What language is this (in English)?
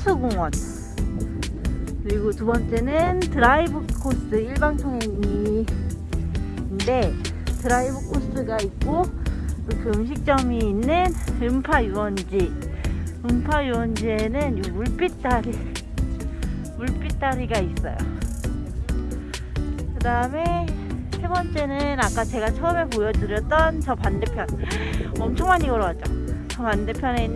Korean